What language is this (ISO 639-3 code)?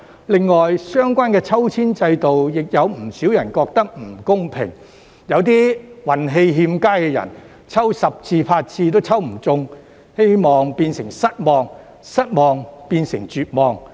yue